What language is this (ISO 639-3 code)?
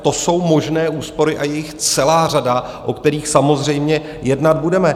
ces